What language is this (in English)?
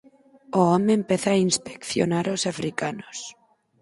Galician